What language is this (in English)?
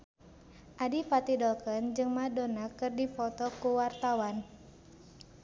Sundanese